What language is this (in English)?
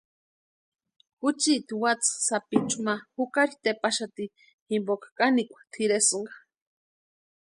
Western Highland Purepecha